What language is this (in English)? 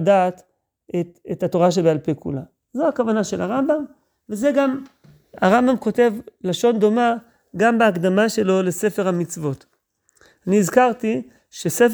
Hebrew